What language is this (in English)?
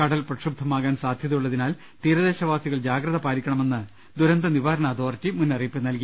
Malayalam